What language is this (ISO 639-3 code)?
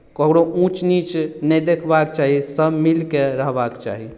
mai